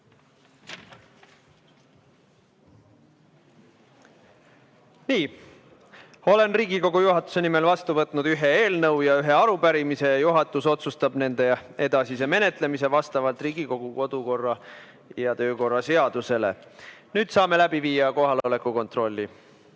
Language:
Estonian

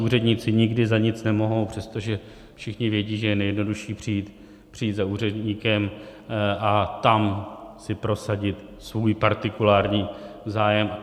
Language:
Czech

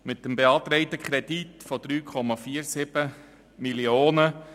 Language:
Swiss German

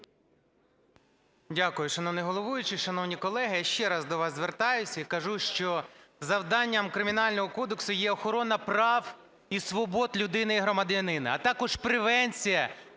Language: Ukrainian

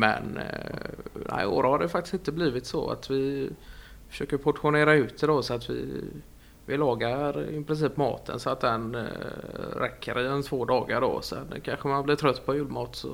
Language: Swedish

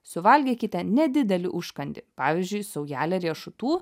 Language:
Lithuanian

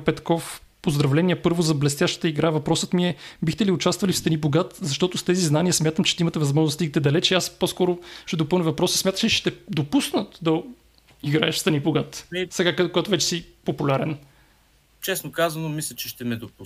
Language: Bulgarian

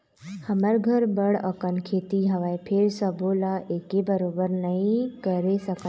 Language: Chhattisgarhi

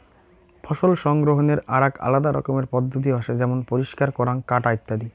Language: Bangla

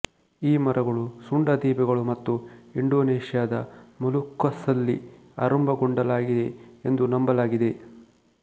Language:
Kannada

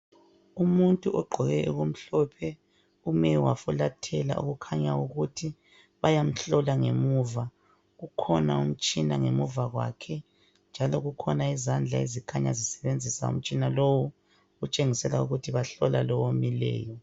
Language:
North Ndebele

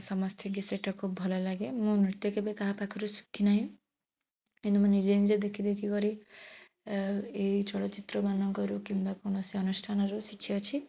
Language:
Odia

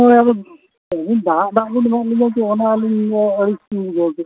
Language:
Santali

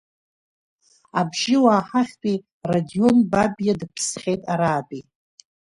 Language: Abkhazian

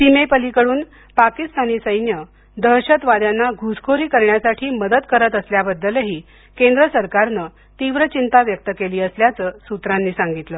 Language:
Marathi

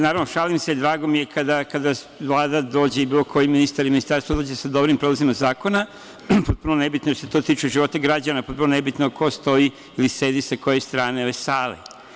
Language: Serbian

